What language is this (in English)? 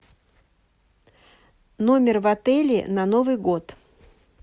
Russian